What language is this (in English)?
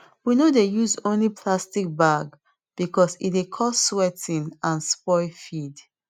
Nigerian Pidgin